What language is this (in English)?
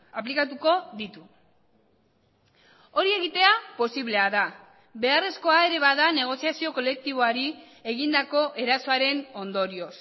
Basque